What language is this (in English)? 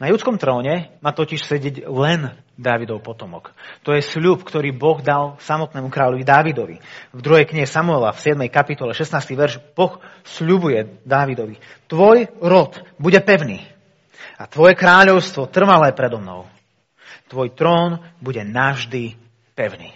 Slovak